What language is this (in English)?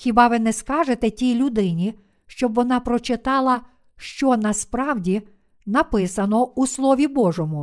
Ukrainian